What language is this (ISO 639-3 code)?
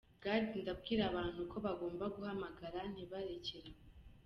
kin